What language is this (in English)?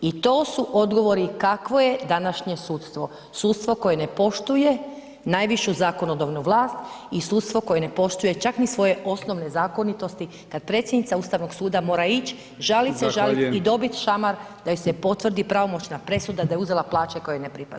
Croatian